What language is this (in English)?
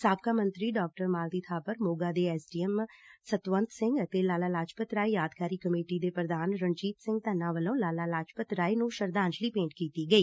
Punjabi